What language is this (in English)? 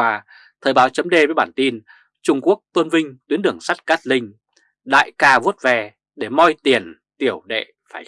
Vietnamese